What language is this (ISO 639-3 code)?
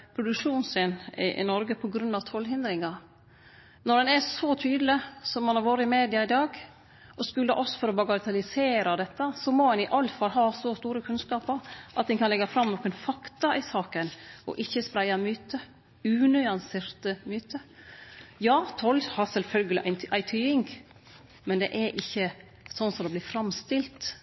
nno